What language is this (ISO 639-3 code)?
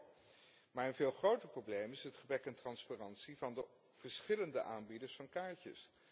nld